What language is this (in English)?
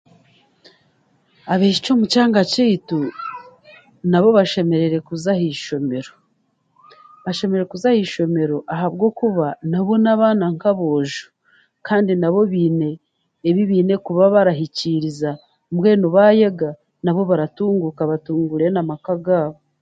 Chiga